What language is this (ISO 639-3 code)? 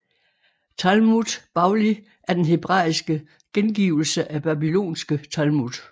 dan